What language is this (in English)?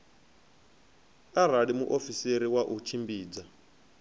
Venda